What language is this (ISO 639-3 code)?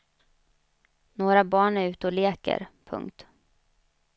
swe